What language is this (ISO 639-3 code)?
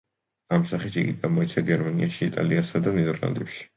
kat